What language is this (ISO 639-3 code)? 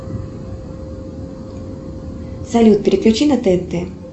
rus